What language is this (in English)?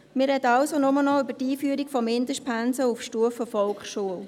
Swiss German